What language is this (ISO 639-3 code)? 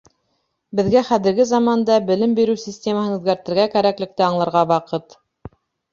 bak